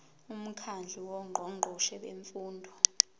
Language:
Zulu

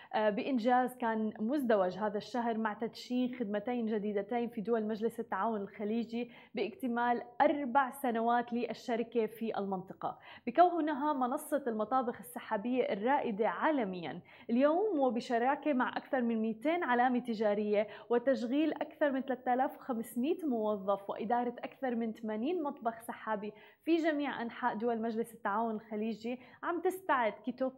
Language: Arabic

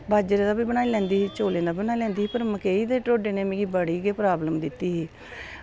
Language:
Dogri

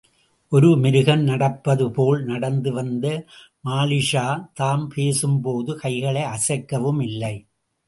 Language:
Tamil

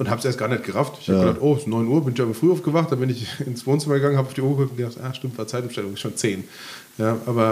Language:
German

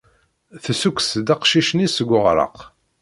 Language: Kabyle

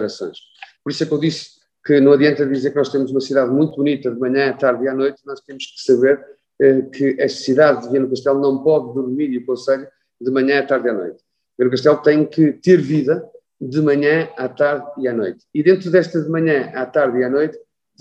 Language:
Portuguese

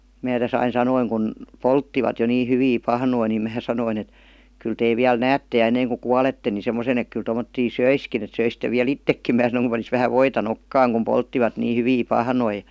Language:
Finnish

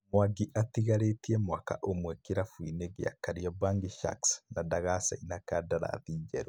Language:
Kikuyu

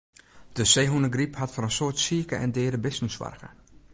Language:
Western Frisian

